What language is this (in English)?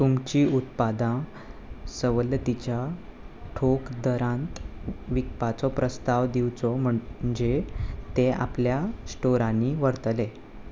Konkani